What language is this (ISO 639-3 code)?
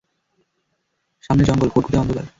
ben